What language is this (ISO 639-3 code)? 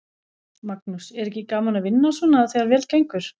isl